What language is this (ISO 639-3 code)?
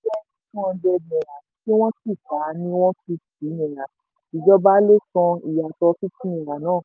yor